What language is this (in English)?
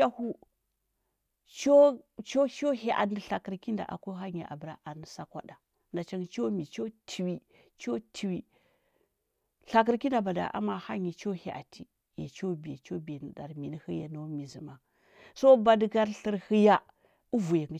Huba